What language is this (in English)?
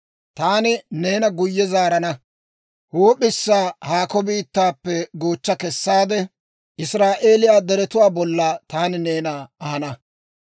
Dawro